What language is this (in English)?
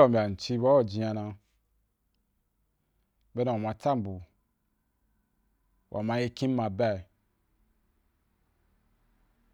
Wapan